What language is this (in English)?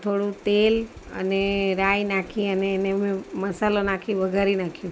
Gujarati